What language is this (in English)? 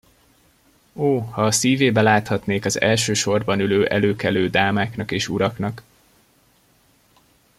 Hungarian